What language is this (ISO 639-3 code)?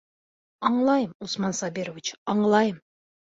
bak